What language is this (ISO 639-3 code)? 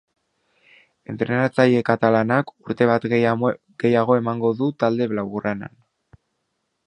eus